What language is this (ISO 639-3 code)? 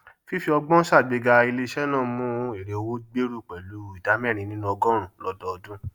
yor